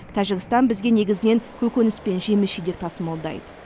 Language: Kazakh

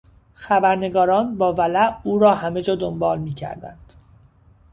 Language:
Persian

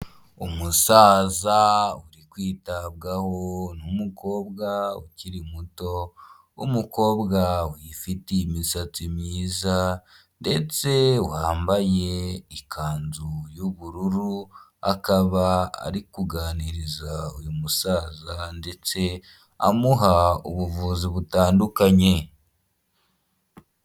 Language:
Kinyarwanda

